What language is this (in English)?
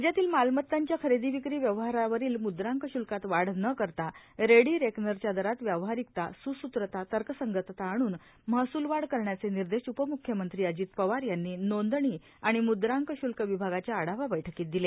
Marathi